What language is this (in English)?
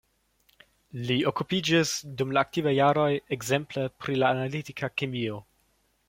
Esperanto